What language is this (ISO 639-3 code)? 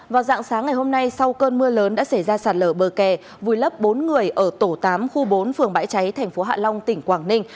vie